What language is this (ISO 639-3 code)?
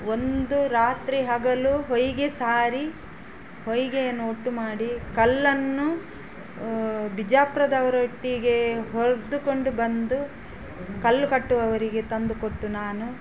kan